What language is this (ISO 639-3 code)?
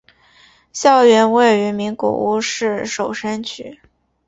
zho